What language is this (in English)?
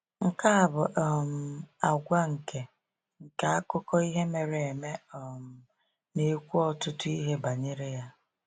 Igbo